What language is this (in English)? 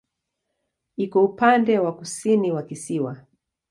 Swahili